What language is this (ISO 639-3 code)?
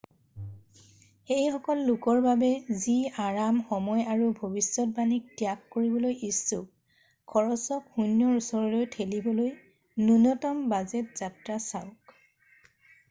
asm